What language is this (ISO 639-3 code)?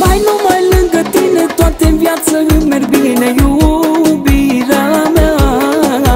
ron